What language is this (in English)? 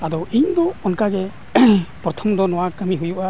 Santali